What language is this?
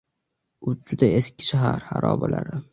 Uzbek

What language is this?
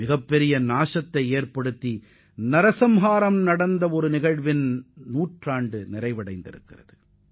Tamil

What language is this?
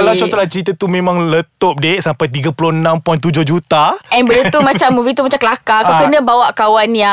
Malay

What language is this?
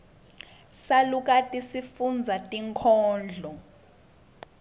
Swati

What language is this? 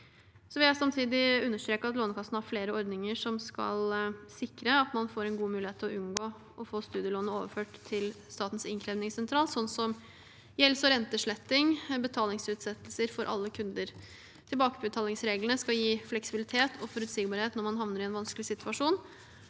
Norwegian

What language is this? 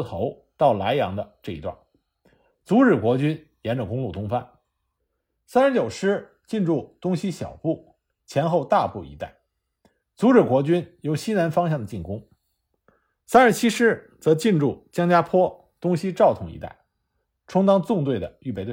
Chinese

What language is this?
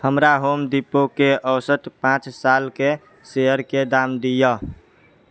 Maithili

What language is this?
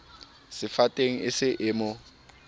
Southern Sotho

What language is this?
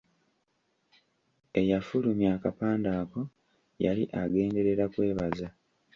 Ganda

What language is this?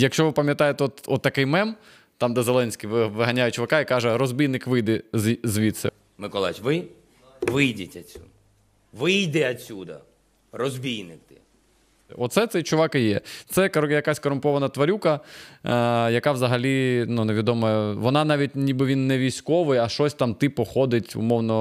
Ukrainian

